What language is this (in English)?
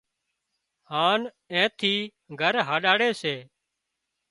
Wadiyara Koli